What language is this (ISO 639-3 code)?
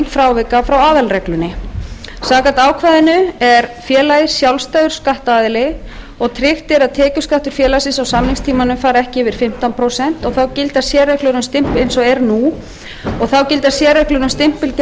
isl